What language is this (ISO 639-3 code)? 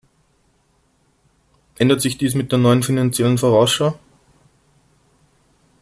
deu